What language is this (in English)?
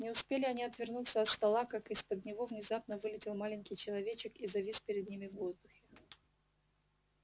Russian